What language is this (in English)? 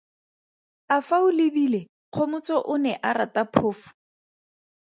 Tswana